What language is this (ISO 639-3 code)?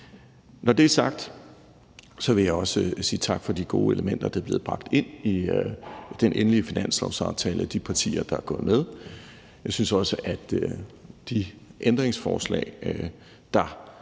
dan